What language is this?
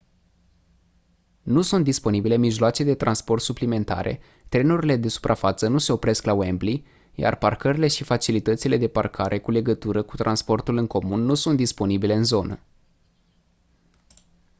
Romanian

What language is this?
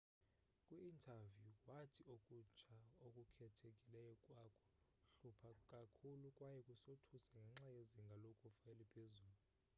Xhosa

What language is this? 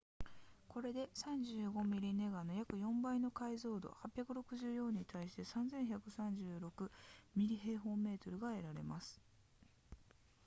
Japanese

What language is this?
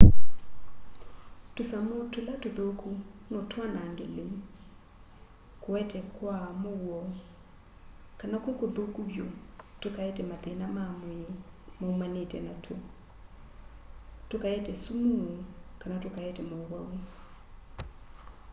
Kamba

